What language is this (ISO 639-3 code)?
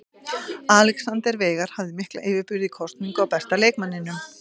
isl